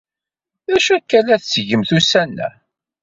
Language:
Kabyle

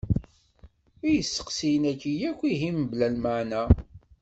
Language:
Kabyle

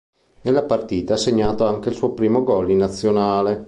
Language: Italian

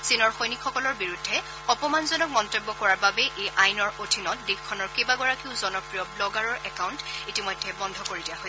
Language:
Assamese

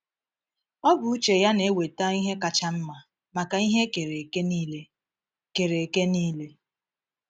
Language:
Igbo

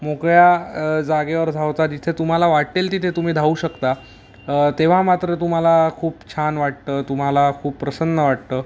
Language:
Marathi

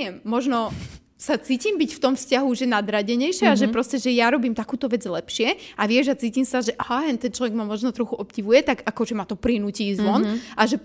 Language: Slovak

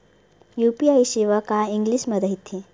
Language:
Chhattisgarhi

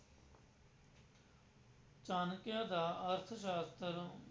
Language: Punjabi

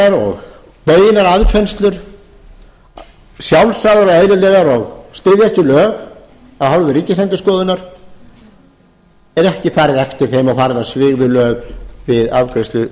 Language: Icelandic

